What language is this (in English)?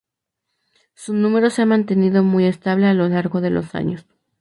Spanish